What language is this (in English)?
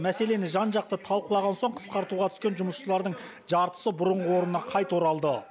Kazakh